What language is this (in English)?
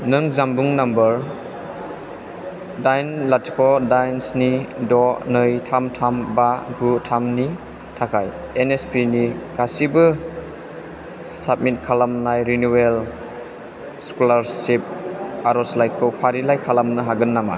Bodo